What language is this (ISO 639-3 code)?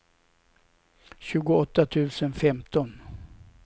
swe